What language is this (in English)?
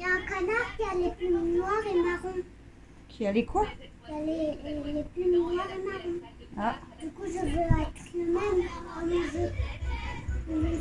French